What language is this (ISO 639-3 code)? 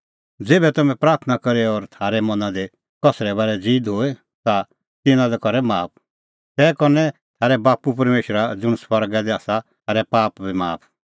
kfx